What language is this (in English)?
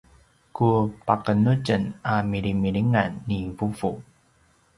Paiwan